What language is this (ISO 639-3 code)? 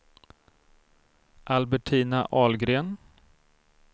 swe